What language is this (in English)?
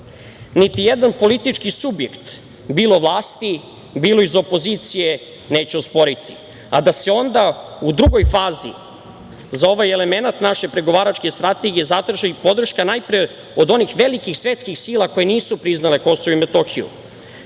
Serbian